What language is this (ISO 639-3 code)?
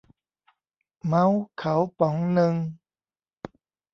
tha